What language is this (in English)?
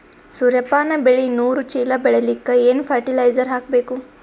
Kannada